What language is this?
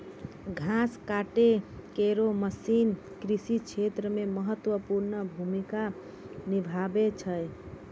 Maithili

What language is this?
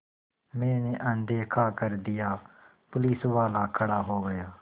Hindi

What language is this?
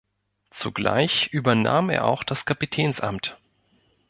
German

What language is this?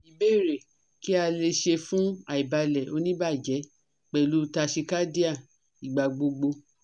Yoruba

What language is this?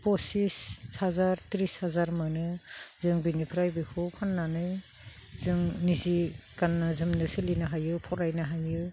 Bodo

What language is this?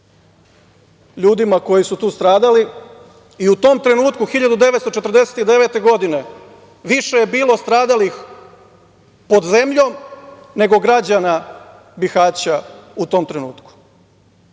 Serbian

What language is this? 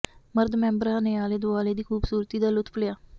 Punjabi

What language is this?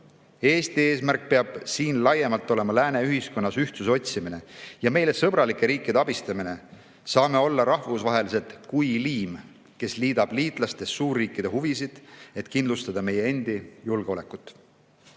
Estonian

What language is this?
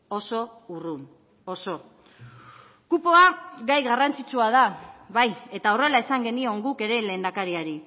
Basque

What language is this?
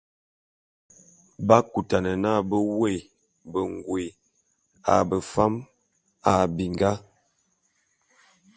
Bulu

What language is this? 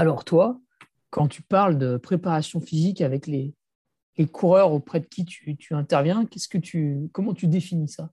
French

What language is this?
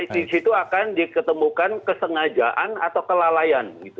Indonesian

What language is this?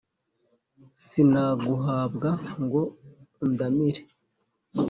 Kinyarwanda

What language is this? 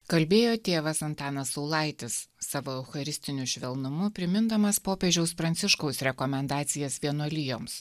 Lithuanian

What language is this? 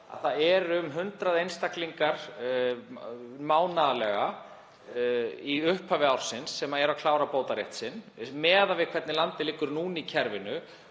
Icelandic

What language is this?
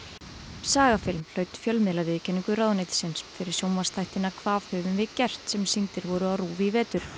Icelandic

